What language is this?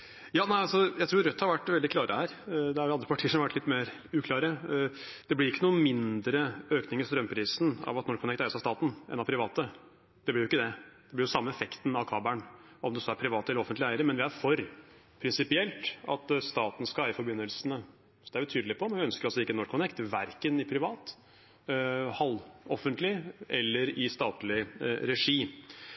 Norwegian Bokmål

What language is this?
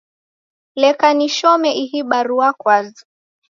Taita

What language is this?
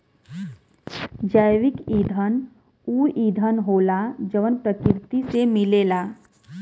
Bhojpuri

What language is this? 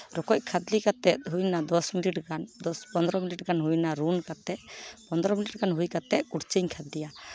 Santali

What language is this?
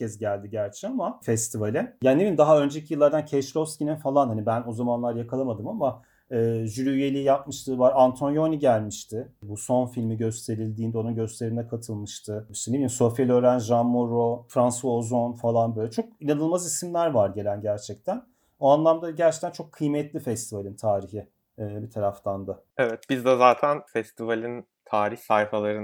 Turkish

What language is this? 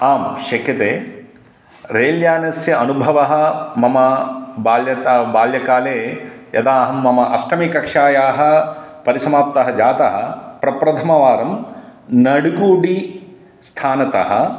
Sanskrit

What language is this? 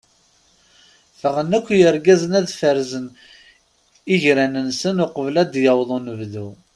Kabyle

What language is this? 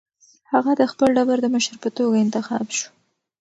Pashto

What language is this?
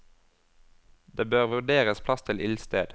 Norwegian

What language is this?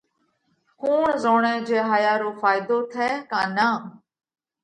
Parkari Koli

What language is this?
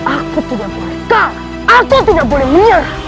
Indonesian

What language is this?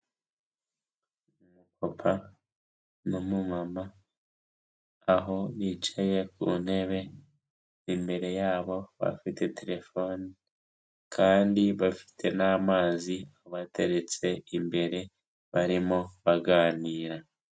Kinyarwanda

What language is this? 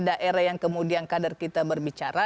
Indonesian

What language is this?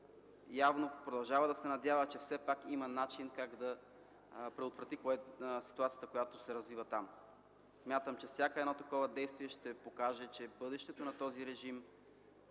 Bulgarian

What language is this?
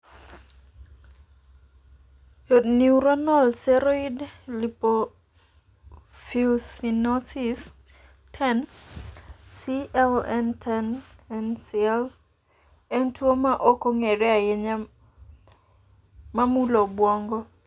Luo (Kenya and Tanzania)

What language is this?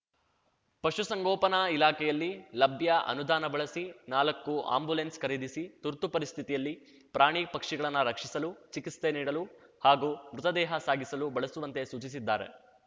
Kannada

